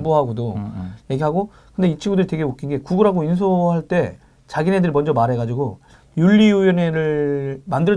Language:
Korean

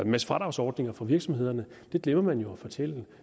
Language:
Danish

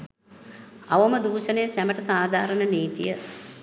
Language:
Sinhala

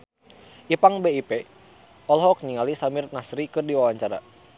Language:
Sundanese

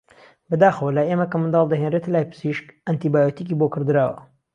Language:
Central Kurdish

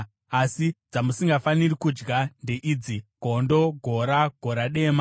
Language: Shona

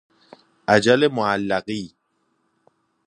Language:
Persian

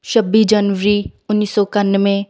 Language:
Punjabi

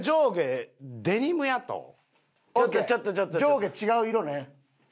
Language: Japanese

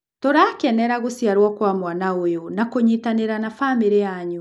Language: Kikuyu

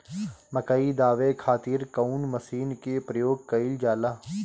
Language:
Bhojpuri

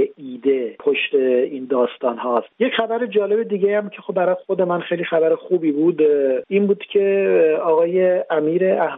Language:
Persian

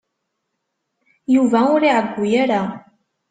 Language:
Kabyle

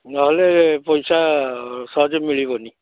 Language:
Odia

